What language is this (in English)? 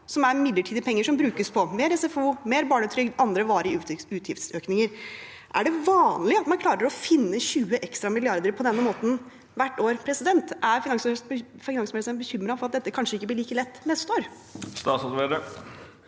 Norwegian